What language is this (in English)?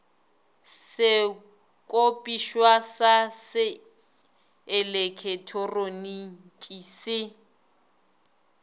Northern Sotho